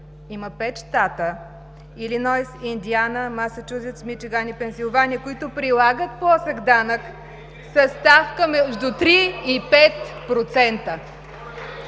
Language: Bulgarian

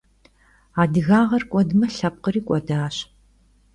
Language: Kabardian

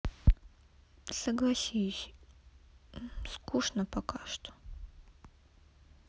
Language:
Russian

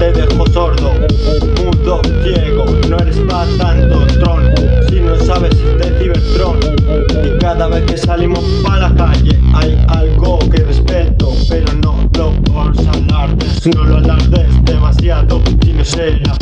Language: Spanish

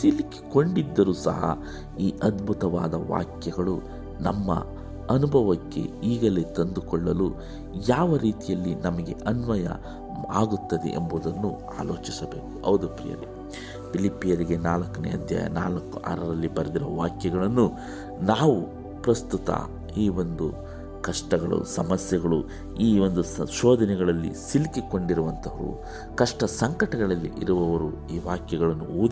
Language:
Kannada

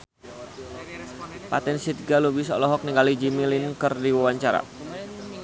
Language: Sundanese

